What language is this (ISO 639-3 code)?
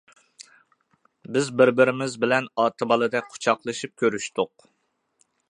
uig